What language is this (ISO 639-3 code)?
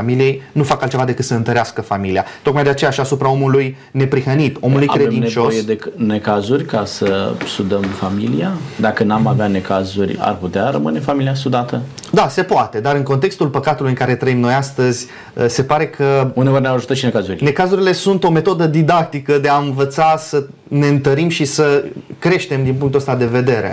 ron